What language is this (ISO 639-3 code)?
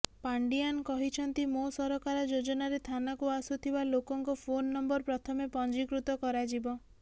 ori